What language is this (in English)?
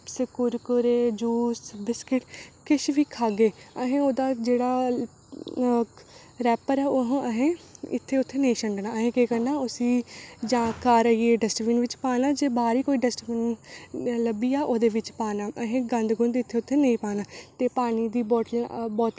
Dogri